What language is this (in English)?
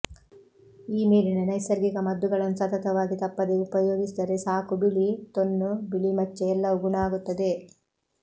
Kannada